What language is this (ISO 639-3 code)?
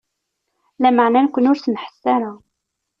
kab